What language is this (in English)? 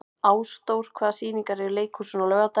Icelandic